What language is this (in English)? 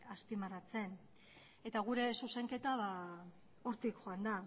Basque